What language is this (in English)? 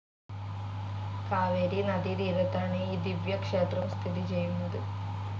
Malayalam